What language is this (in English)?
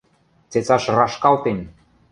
Western Mari